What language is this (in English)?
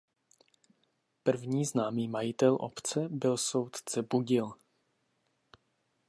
Czech